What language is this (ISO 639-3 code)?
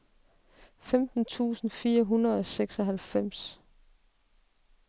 dan